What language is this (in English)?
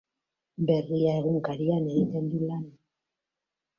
Basque